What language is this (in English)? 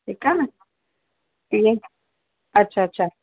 Sindhi